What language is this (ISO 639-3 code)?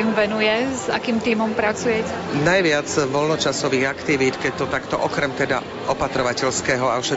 slk